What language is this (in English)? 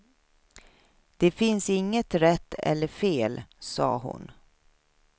Swedish